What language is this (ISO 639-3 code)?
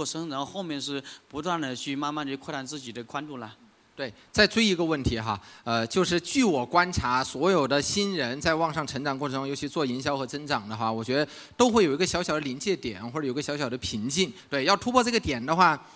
zho